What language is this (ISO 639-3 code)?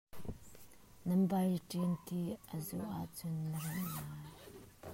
cnh